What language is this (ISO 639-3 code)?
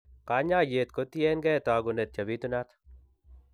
kln